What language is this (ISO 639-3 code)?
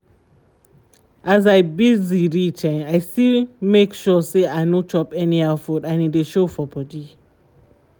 pcm